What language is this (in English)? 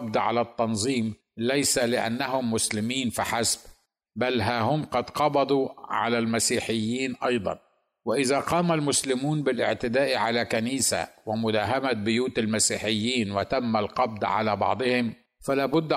Arabic